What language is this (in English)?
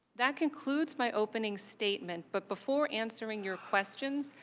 English